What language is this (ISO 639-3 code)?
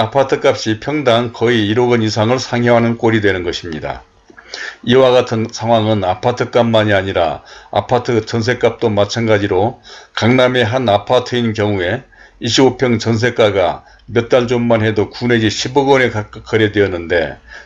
kor